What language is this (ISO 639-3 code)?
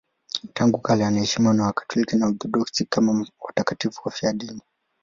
swa